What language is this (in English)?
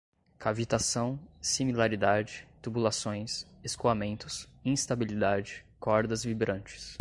Portuguese